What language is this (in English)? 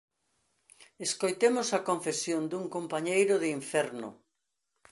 Galician